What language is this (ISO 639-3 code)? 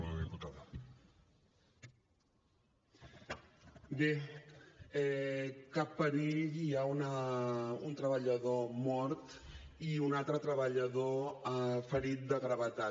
cat